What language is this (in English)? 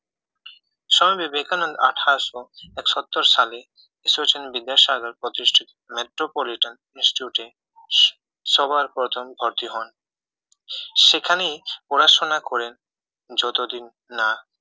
Bangla